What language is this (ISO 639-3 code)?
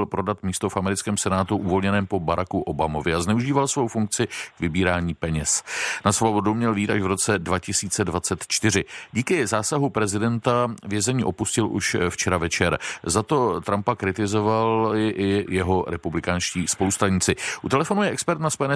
ces